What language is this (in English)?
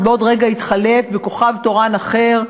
Hebrew